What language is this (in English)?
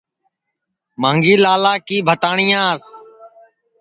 Sansi